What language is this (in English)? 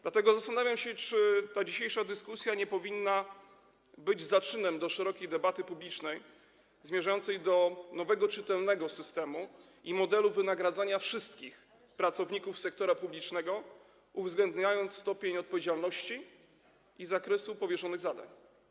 Polish